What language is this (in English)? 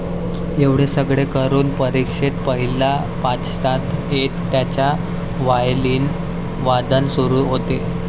Marathi